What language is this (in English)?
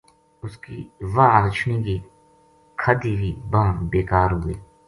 Gujari